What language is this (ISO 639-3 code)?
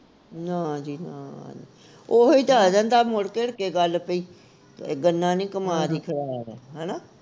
pan